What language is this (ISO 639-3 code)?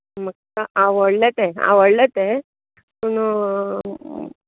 kok